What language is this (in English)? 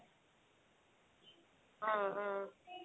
Assamese